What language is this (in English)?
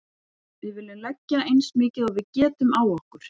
Icelandic